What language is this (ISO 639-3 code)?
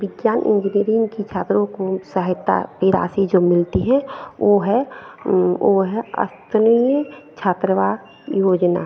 hin